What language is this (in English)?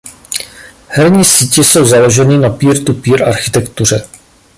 Czech